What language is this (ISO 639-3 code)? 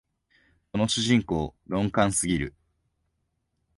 jpn